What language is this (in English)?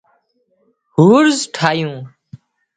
Wadiyara Koli